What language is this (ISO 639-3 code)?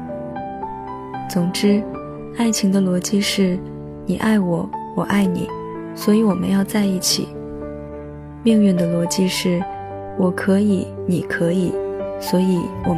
zho